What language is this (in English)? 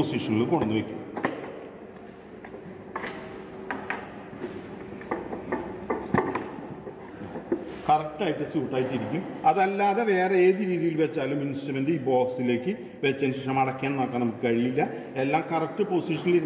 Turkish